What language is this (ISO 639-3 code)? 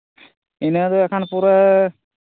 sat